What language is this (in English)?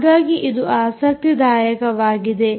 Kannada